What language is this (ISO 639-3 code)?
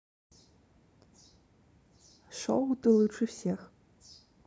rus